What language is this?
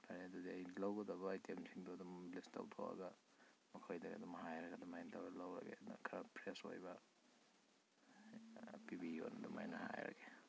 Manipuri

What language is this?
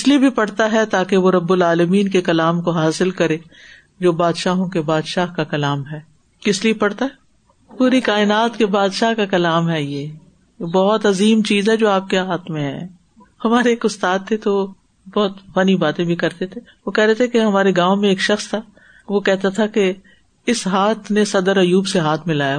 Urdu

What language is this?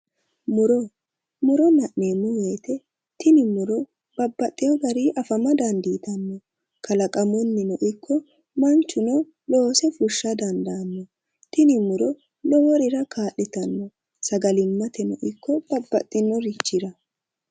Sidamo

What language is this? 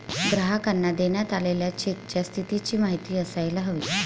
Marathi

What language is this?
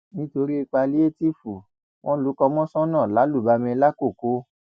Yoruba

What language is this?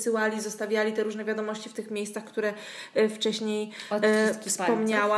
Polish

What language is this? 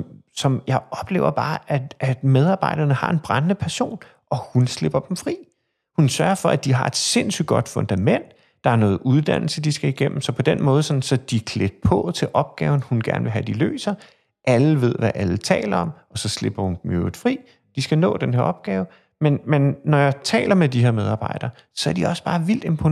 Danish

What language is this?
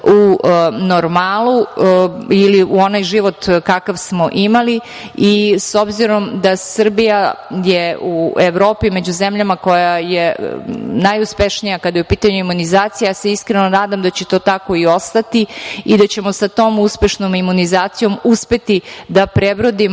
Serbian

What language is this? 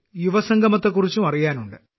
Malayalam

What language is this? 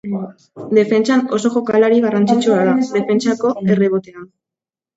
Basque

